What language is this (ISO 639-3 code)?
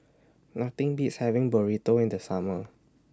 eng